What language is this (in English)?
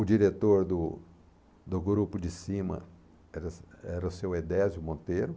Portuguese